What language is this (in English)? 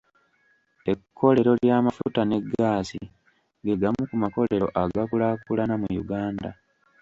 Ganda